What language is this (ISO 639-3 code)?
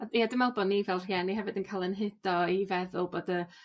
cym